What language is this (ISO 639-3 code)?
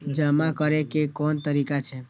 mai